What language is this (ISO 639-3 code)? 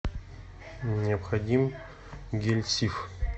rus